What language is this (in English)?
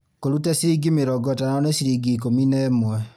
Kikuyu